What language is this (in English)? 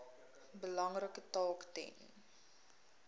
Afrikaans